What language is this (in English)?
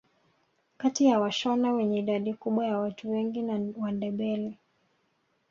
Swahili